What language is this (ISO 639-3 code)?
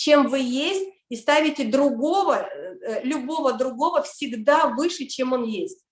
rus